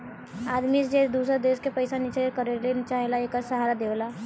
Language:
Bhojpuri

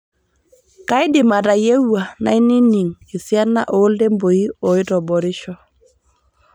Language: Masai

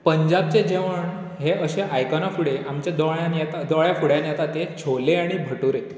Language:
Konkani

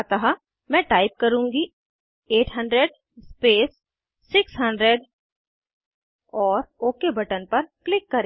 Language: Hindi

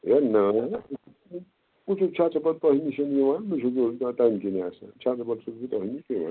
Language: Kashmiri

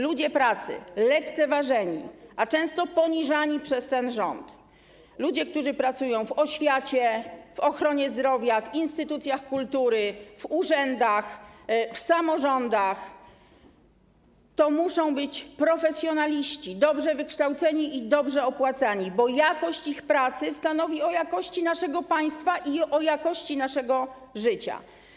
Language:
Polish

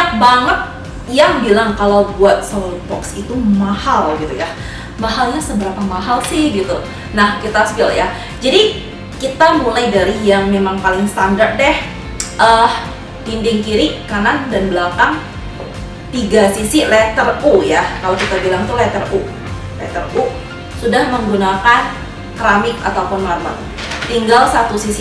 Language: Indonesian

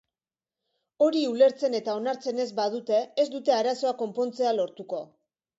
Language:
Basque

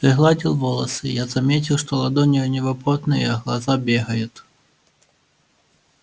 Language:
Russian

